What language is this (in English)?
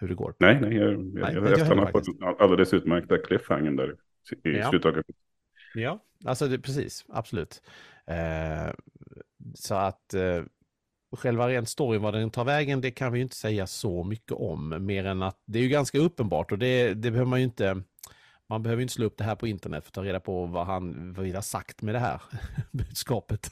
Swedish